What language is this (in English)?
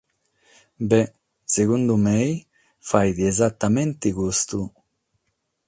Sardinian